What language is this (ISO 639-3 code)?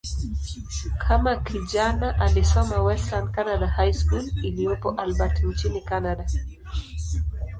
swa